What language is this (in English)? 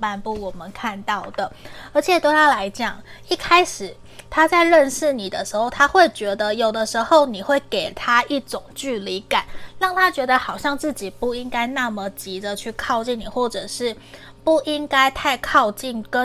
Chinese